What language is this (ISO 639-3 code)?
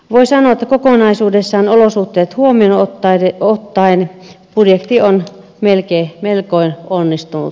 fin